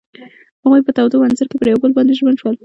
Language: Pashto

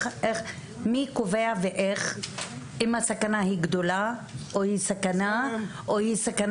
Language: Hebrew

